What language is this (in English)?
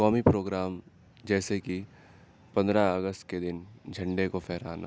Urdu